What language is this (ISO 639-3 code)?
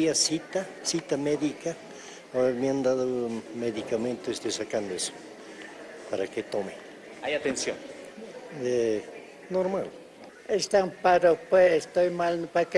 spa